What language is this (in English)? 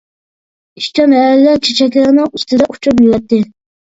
Uyghur